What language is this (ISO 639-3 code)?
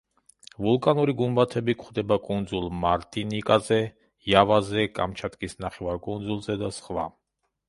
kat